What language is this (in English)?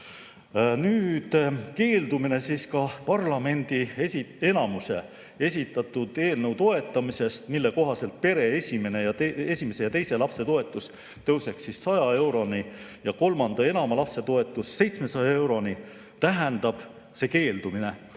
Estonian